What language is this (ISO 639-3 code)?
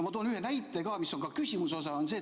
est